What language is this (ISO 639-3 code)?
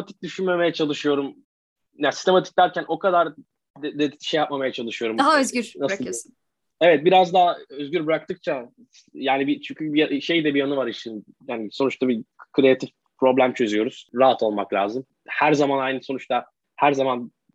tur